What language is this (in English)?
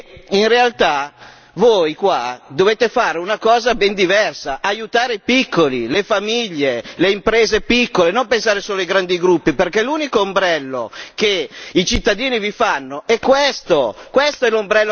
Italian